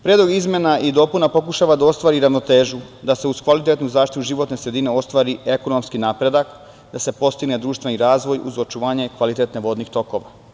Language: Serbian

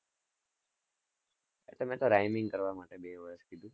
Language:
Gujarati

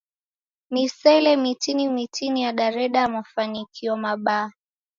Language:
Taita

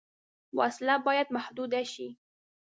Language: Pashto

